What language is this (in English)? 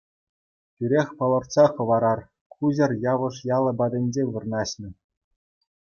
Chuvash